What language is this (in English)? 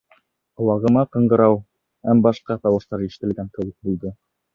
Bashkir